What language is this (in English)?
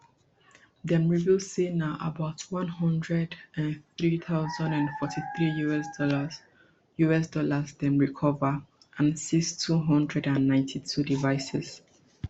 Nigerian Pidgin